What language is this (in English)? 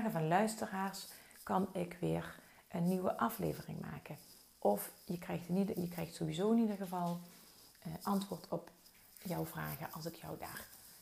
Dutch